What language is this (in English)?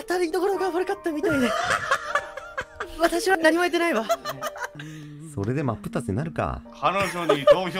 Japanese